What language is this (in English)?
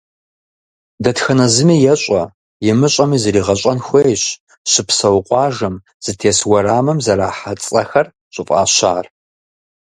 Kabardian